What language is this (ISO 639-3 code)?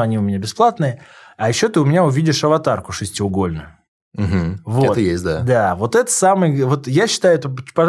rus